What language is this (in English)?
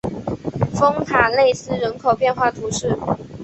Chinese